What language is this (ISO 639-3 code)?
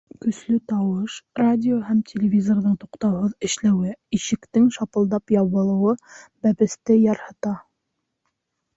bak